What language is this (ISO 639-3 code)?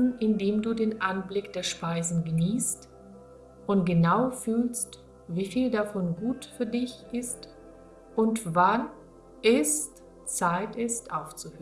deu